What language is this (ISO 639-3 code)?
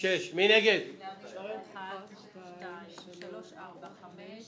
heb